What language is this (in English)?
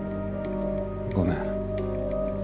Japanese